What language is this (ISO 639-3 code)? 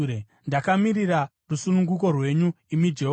sna